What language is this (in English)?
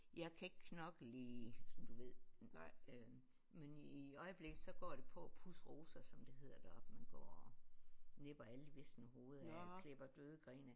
Danish